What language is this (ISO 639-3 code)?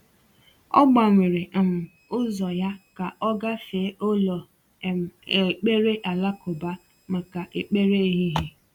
ibo